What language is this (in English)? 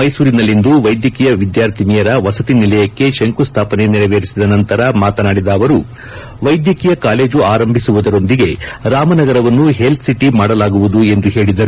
Kannada